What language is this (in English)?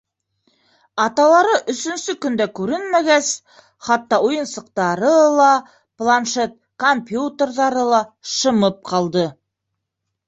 Bashkir